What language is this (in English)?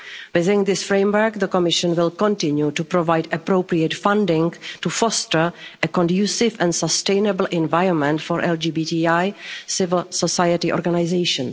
English